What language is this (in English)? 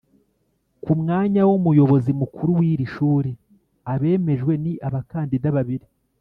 Kinyarwanda